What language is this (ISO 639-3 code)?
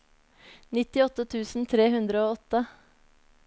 nor